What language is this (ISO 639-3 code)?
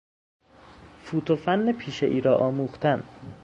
fas